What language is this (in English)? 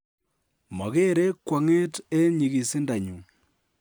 Kalenjin